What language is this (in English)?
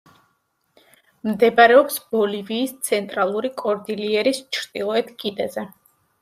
Georgian